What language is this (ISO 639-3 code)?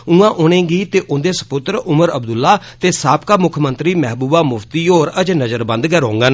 doi